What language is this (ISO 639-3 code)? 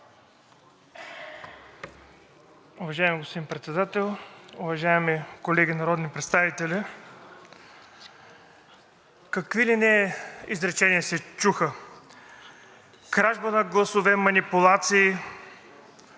bul